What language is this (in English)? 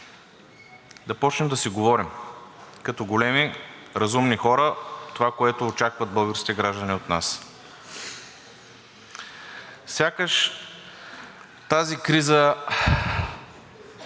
Bulgarian